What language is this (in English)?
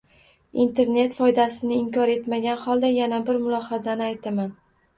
Uzbek